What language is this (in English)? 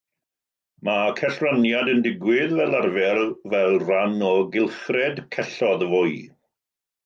Welsh